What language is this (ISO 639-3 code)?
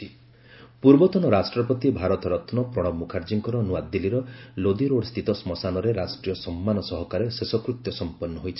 ori